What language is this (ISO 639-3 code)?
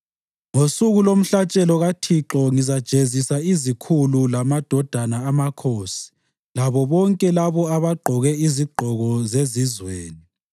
nde